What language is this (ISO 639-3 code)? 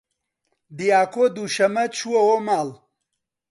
ckb